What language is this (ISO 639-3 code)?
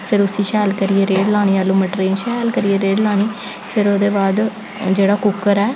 doi